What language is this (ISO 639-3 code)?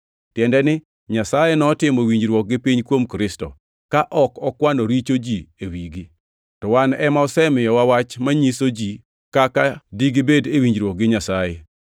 luo